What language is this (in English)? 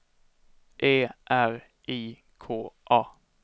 Swedish